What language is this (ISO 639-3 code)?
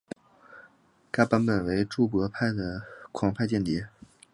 zho